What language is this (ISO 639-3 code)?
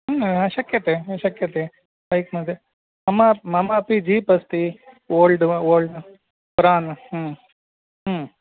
san